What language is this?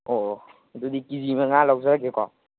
Manipuri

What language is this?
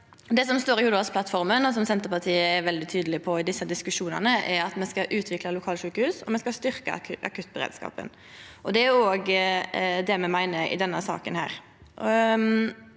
Norwegian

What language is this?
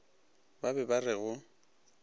Northern Sotho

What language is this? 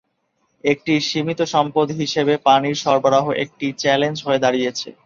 Bangla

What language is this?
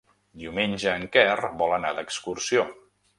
Catalan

